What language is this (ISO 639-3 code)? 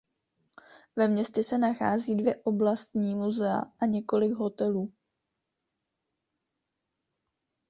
ces